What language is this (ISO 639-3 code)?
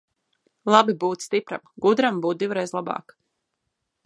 lav